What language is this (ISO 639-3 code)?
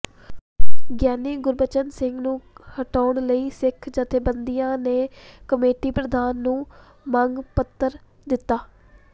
pan